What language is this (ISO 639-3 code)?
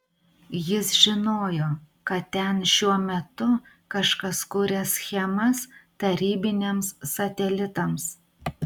lit